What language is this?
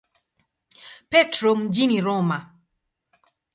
Swahili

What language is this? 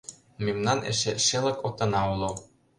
Mari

